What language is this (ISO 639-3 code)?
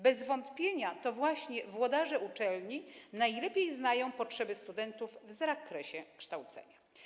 pol